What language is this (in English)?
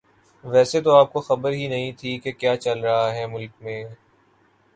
Urdu